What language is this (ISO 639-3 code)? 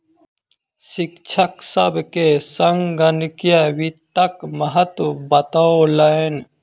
mai